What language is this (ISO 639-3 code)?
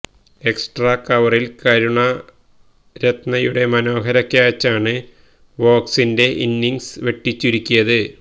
mal